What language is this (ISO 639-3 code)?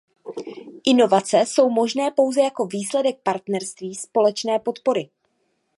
ces